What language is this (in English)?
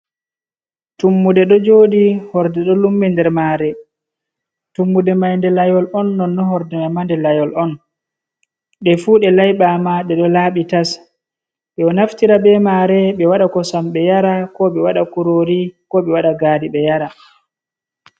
Fula